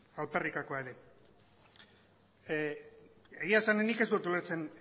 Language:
Basque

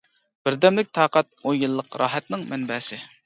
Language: Uyghur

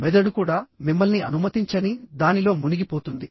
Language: Telugu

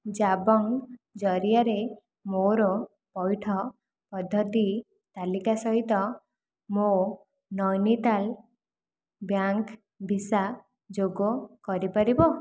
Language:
Odia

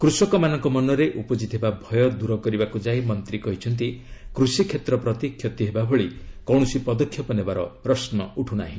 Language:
Odia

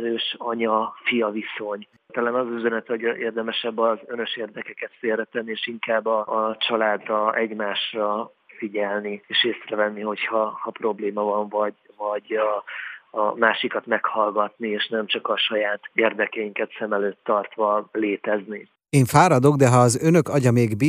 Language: Hungarian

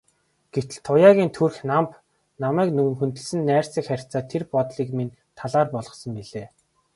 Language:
Mongolian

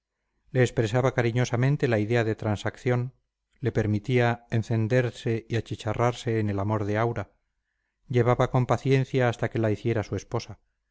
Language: Spanish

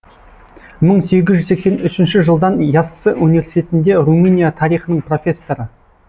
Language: Kazakh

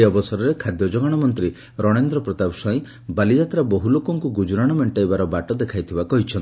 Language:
Odia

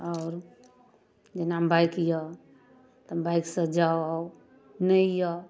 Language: Maithili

